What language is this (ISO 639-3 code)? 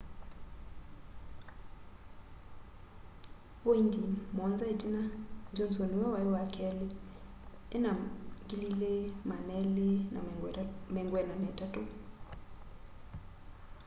kam